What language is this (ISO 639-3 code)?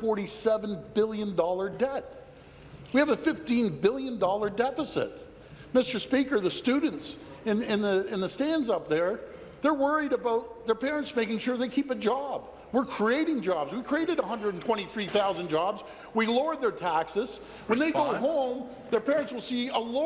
eng